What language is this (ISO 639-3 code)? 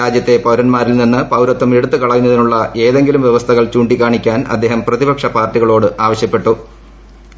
mal